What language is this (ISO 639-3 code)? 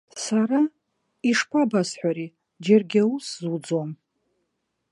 abk